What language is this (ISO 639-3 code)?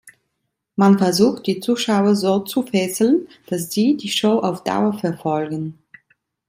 deu